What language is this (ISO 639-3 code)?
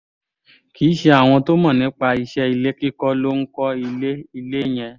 yor